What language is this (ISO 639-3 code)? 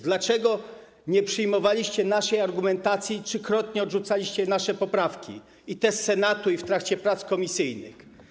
pol